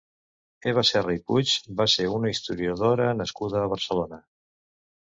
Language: Catalan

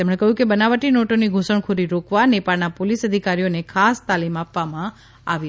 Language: Gujarati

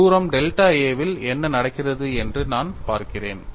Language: Tamil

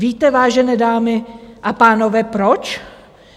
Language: Czech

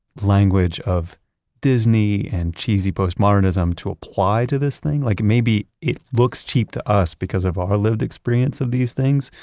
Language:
English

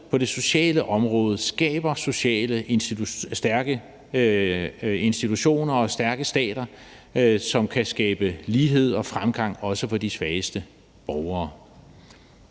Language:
Danish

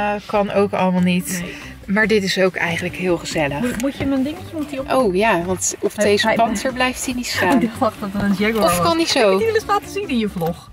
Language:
Dutch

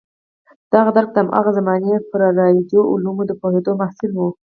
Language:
Pashto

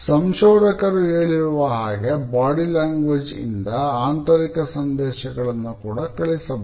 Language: Kannada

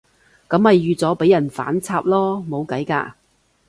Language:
Cantonese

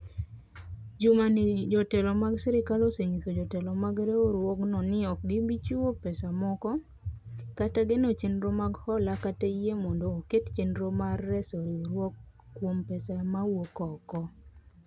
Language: Luo (Kenya and Tanzania)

